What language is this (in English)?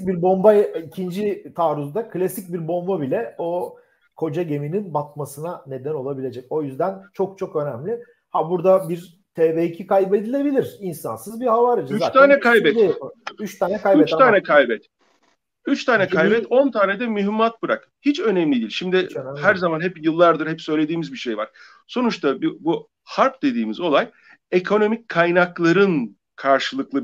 Turkish